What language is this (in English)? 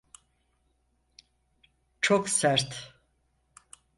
Turkish